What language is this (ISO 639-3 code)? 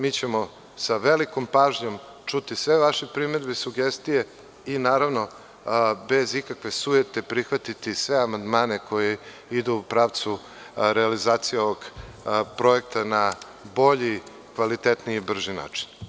srp